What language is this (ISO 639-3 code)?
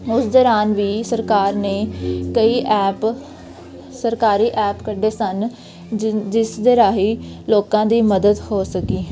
pan